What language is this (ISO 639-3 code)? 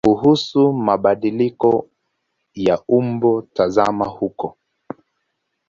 swa